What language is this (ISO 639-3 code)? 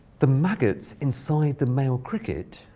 eng